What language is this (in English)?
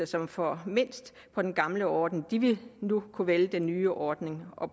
Danish